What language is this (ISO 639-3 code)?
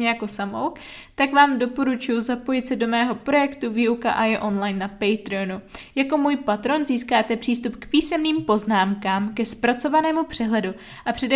ces